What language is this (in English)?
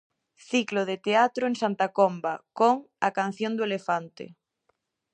Galician